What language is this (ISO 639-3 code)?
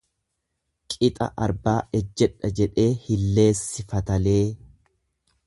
orm